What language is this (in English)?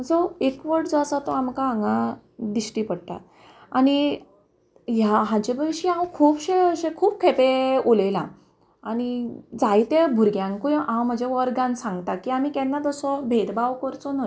Konkani